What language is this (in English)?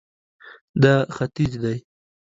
Pashto